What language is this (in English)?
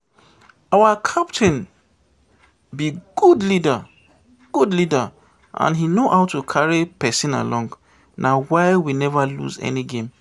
Nigerian Pidgin